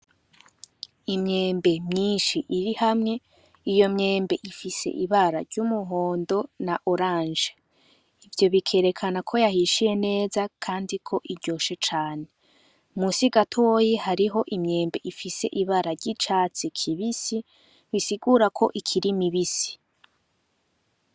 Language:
Rundi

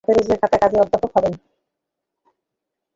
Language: Bangla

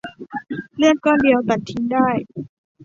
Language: Thai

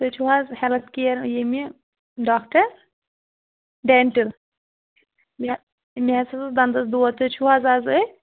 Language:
Kashmiri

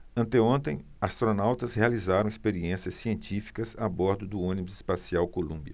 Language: Portuguese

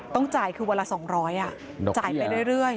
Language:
Thai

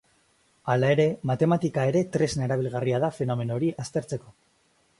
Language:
Basque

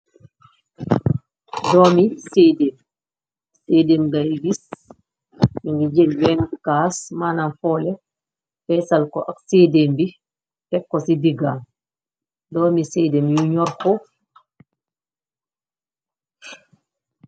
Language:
Wolof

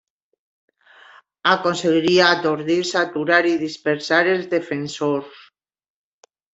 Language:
Catalan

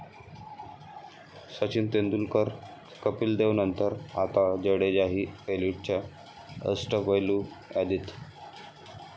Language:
Marathi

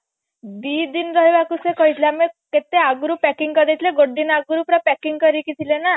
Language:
Odia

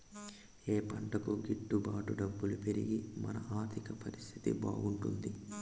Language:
Telugu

